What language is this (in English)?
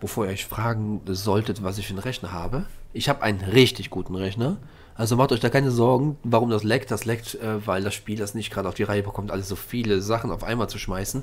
German